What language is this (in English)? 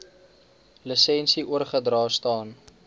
Afrikaans